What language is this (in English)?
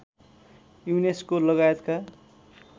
Nepali